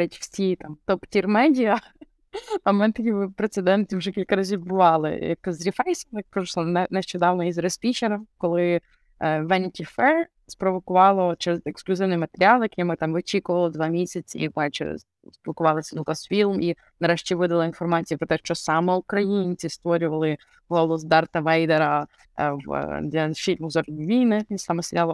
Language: Ukrainian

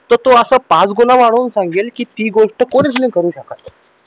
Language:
Marathi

